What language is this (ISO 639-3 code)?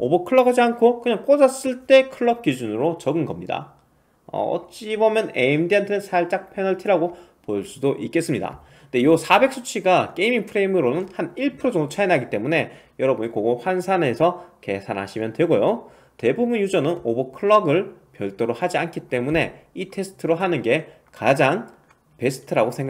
kor